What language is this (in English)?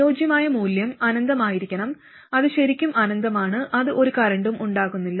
Malayalam